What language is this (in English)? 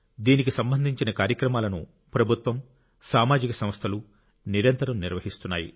Telugu